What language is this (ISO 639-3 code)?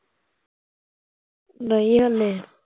pan